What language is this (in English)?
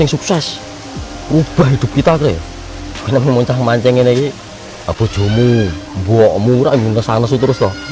Indonesian